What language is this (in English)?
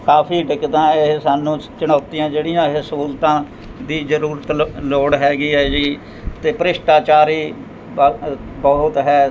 Punjabi